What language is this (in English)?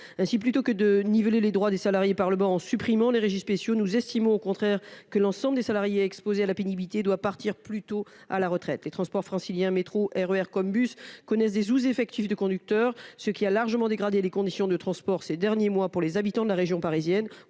French